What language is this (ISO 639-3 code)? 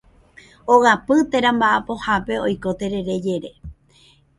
grn